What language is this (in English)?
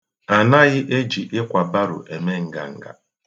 Igbo